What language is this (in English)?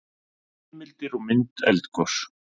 Icelandic